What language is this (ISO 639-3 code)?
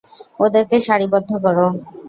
ben